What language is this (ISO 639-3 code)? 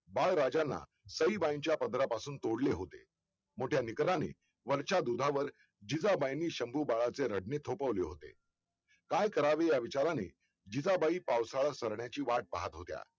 mar